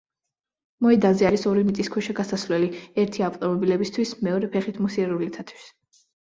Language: Georgian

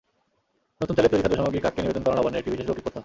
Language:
Bangla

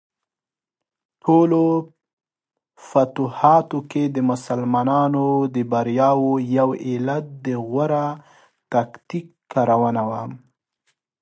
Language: Pashto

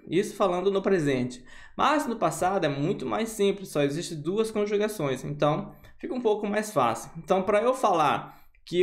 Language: Portuguese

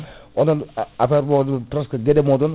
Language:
Fula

